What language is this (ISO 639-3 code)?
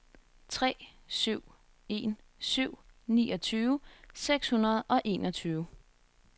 dan